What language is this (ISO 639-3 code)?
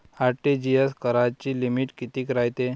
mar